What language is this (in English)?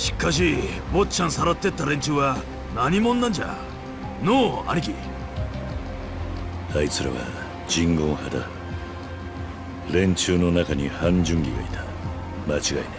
Japanese